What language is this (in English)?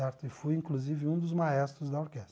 Portuguese